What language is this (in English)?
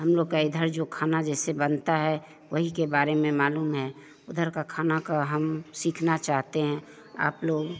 Hindi